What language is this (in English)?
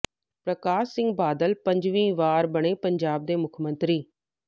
Punjabi